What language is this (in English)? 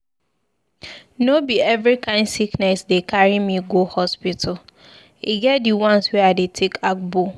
Nigerian Pidgin